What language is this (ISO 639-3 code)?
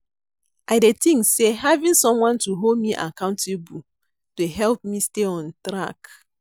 pcm